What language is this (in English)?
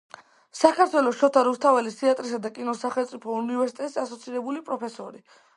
Georgian